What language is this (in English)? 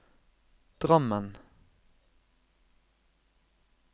Norwegian